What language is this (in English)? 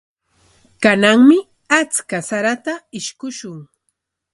Corongo Ancash Quechua